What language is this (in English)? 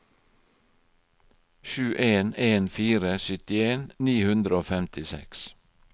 Norwegian